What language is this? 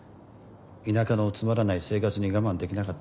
Japanese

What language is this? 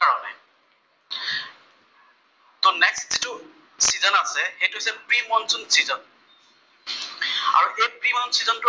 Assamese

